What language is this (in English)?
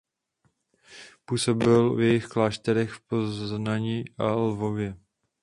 Czech